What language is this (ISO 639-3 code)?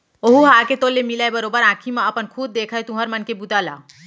hne